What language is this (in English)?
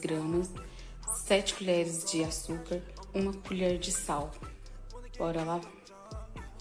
Portuguese